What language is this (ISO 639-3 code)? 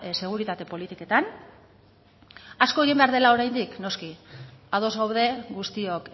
eus